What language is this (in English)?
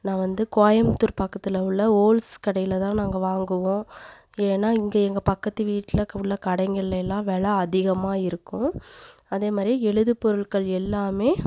Tamil